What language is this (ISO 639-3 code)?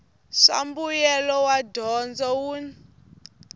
tso